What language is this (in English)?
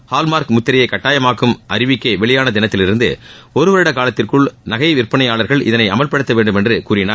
Tamil